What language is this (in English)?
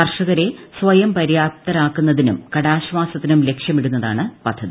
Malayalam